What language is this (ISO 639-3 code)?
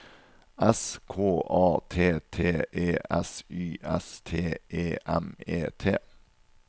nor